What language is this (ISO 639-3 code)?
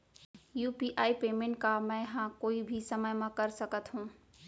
hne